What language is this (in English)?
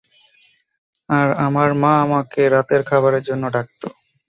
Bangla